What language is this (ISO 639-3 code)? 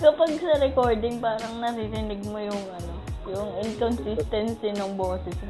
fil